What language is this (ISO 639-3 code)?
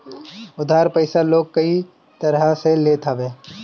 bho